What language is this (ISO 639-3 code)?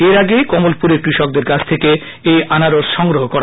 ben